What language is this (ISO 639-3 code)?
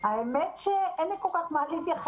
heb